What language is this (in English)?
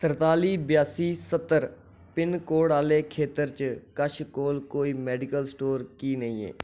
Dogri